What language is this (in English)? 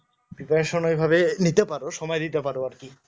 Bangla